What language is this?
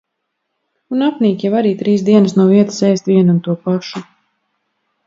Latvian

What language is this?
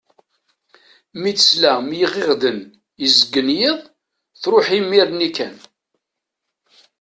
Kabyle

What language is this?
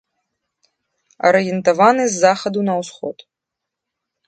Belarusian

